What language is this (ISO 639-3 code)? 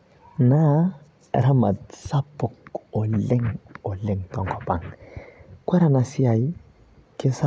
mas